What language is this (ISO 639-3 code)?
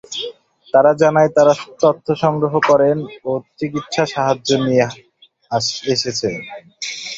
ben